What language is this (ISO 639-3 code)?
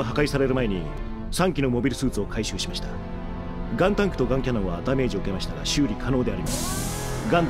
jpn